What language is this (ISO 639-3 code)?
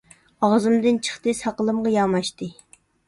uig